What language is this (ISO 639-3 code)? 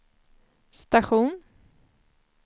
swe